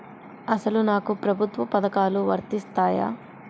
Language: Telugu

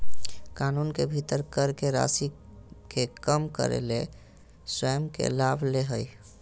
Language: Magahi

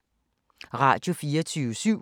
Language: Danish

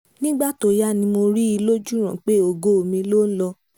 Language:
Yoruba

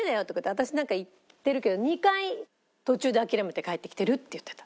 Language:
Japanese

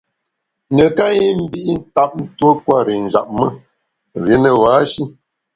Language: Bamun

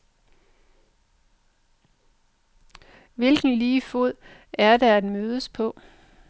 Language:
Danish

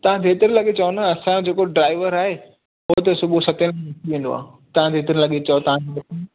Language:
Sindhi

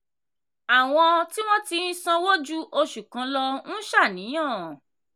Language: Yoruba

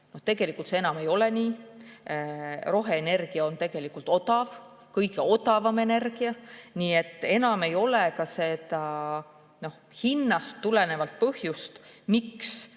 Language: Estonian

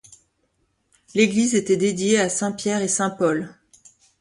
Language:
French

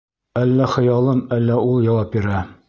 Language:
Bashkir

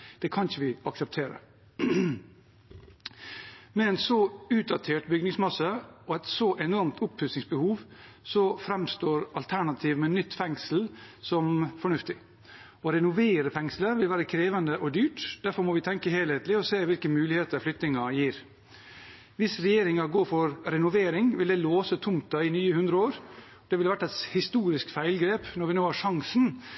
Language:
Norwegian Bokmål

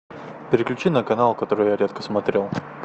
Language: Russian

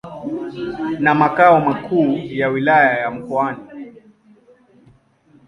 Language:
Swahili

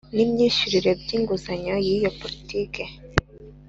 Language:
Kinyarwanda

